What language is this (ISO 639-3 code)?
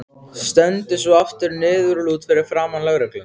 isl